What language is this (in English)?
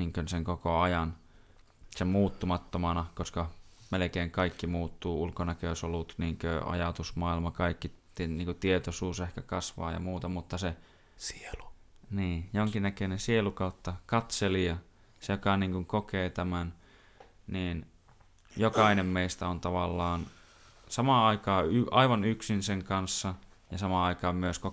Finnish